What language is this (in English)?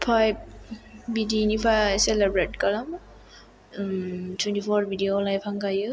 Bodo